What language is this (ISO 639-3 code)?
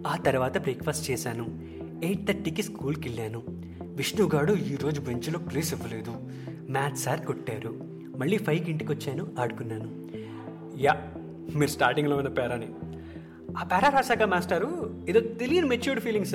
tel